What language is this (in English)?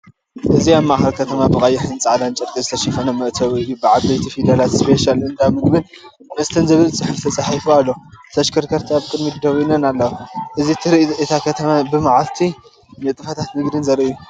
Tigrinya